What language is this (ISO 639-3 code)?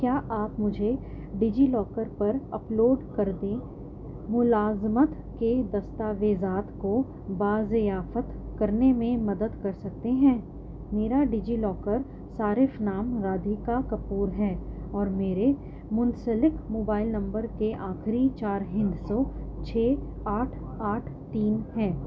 urd